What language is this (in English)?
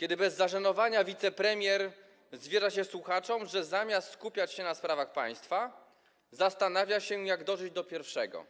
Polish